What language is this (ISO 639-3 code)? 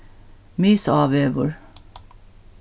fao